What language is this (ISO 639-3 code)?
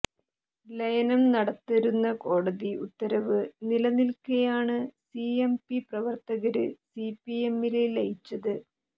mal